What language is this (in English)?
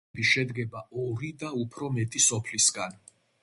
Georgian